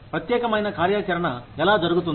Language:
Telugu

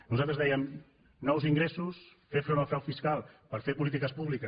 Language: Catalan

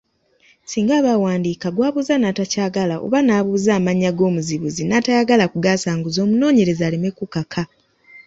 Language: Ganda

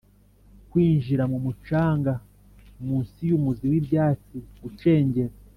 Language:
Kinyarwanda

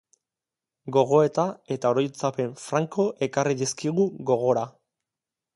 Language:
Basque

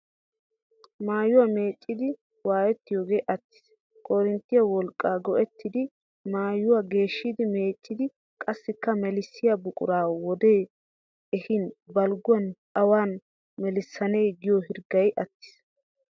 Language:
Wolaytta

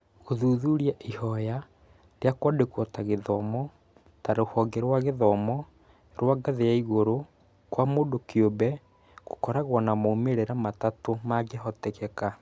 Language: Kikuyu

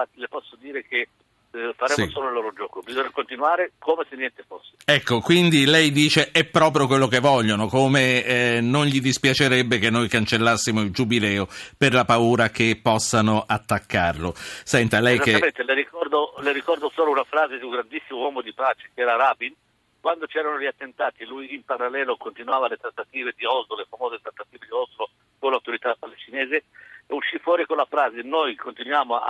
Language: Italian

